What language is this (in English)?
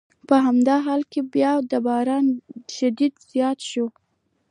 Pashto